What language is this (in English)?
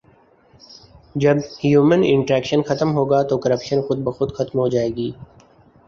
Urdu